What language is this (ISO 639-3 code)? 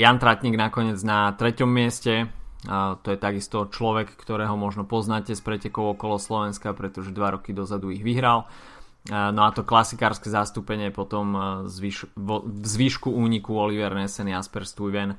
slk